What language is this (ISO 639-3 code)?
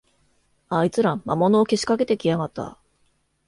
jpn